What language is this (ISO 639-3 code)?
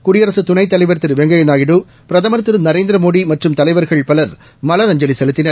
tam